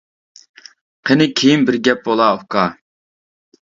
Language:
Uyghur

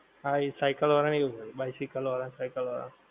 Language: Gujarati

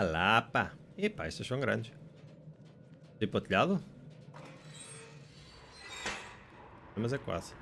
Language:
Portuguese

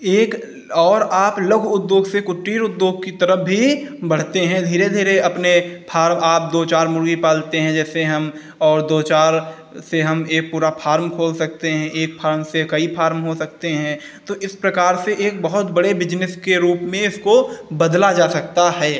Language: Hindi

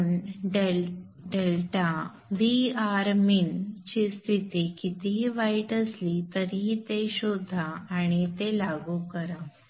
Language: Marathi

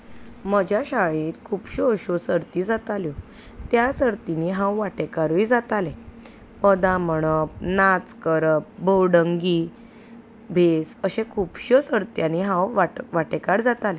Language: Konkani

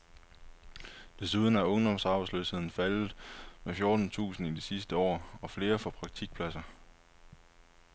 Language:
Danish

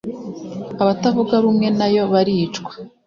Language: Kinyarwanda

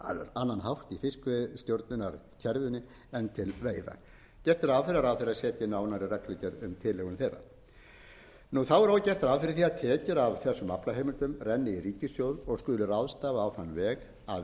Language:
Icelandic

